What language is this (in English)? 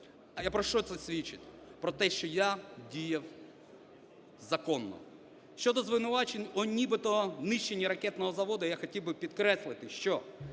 Ukrainian